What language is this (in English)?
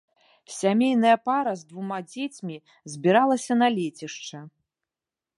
Belarusian